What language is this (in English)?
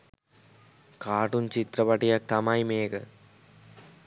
Sinhala